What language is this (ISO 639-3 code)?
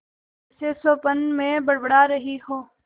hin